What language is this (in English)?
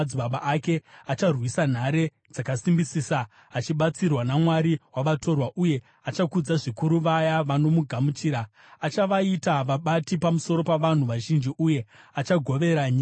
Shona